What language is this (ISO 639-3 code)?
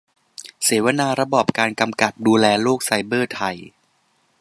tha